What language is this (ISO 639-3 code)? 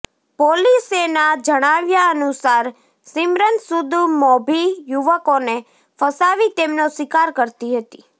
guj